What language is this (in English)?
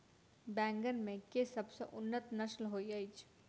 Maithili